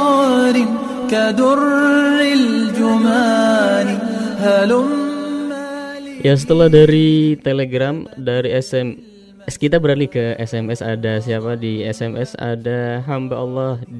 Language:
Indonesian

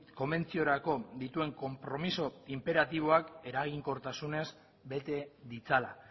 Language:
Basque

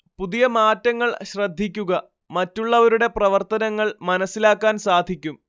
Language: Malayalam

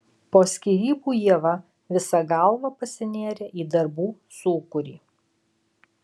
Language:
Lithuanian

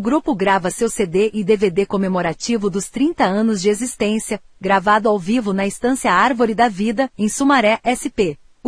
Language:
Portuguese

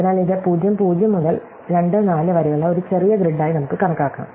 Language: Malayalam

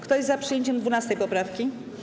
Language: Polish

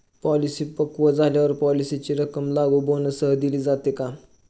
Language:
Marathi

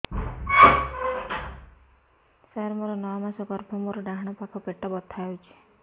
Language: Odia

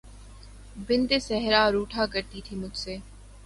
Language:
Urdu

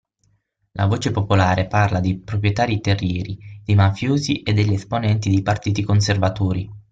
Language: Italian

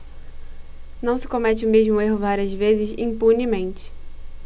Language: Portuguese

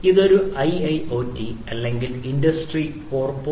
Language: Malayalam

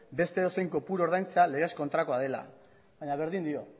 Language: Basque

